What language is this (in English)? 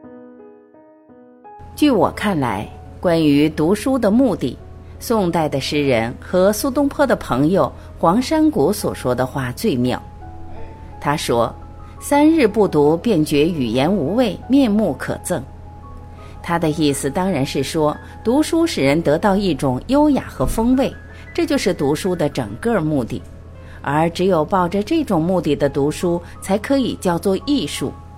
Chinese